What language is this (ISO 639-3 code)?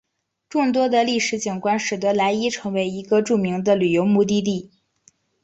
zho